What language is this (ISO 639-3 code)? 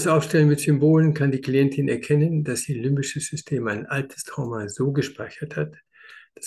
deu